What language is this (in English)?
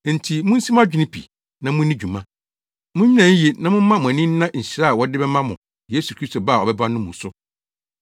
Akan